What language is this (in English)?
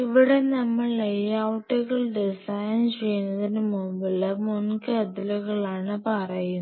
Malayalam